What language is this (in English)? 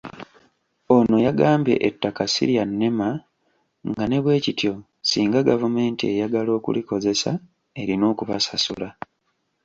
Ganda